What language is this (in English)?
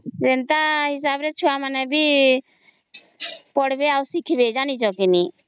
Odia